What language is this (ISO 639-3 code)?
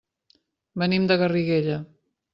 cat